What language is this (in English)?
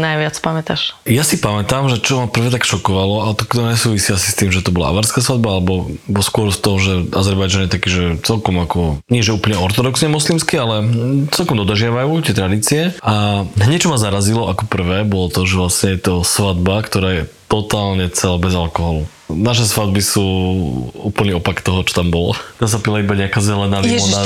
Slovak